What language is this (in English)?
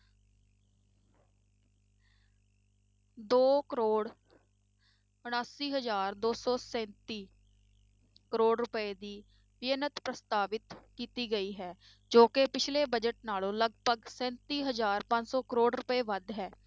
Punjabi